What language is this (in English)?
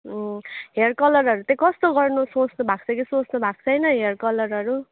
Nepali